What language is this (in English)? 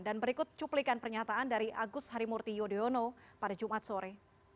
Indonesian